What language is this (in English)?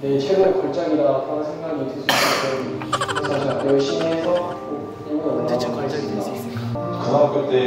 Korean